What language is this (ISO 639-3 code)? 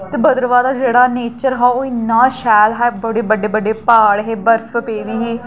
doi